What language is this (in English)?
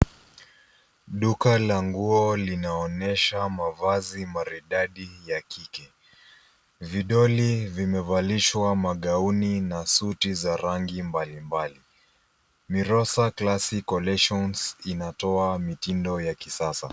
Swahili